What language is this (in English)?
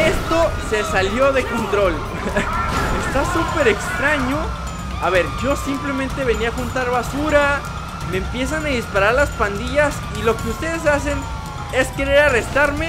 Spanish